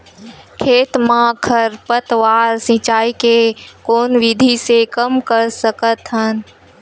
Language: Chhattisgarhi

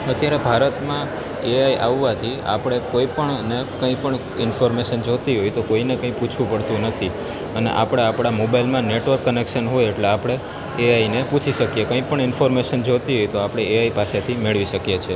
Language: Gujarati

